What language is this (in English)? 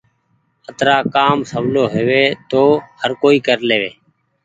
Goaria